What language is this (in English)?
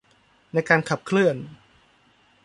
Thai